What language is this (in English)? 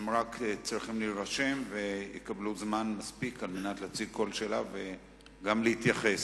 Hebrew